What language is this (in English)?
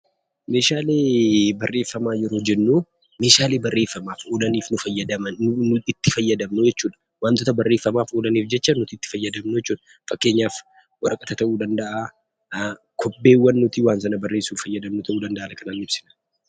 Oromo